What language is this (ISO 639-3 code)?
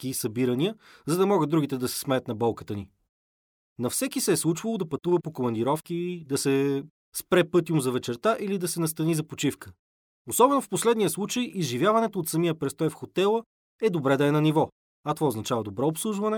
bul